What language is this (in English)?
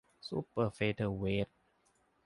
Thai